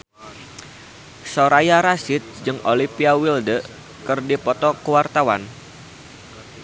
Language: Sundanese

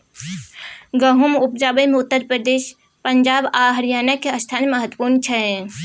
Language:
Maithili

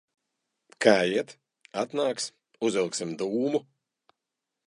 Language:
Latvian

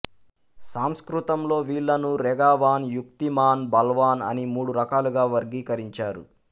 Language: Telugu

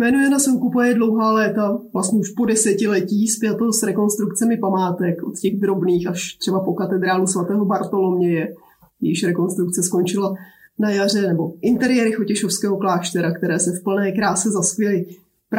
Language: Czech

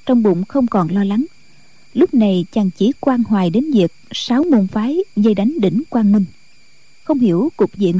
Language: Vietnamese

